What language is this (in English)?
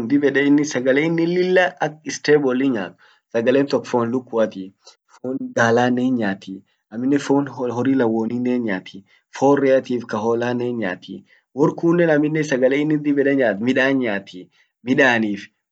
Orma